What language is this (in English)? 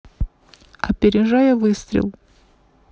Russian